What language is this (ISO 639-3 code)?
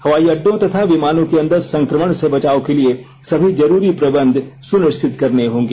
hin